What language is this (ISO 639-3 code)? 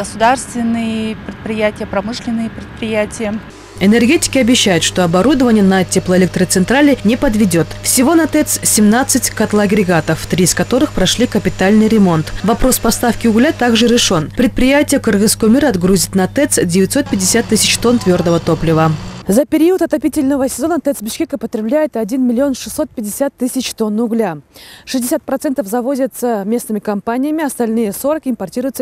rus